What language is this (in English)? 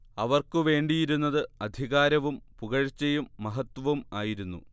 Malayalam